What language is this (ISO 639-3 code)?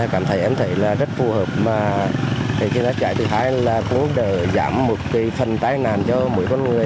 vie